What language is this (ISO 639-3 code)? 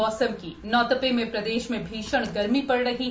hin